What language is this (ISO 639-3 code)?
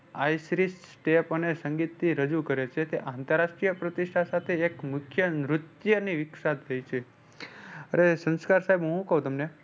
guj